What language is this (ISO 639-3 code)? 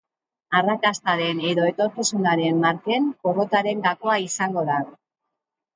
eus